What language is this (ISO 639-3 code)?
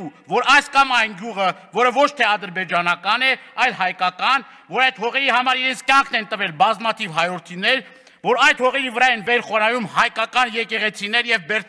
ron